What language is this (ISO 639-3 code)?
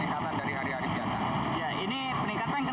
ind